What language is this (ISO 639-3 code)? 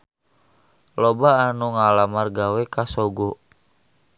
sun